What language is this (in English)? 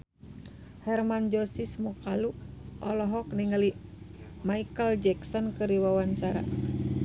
Sundanese